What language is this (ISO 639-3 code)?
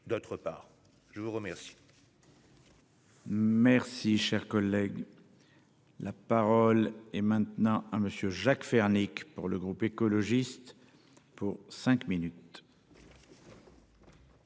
fra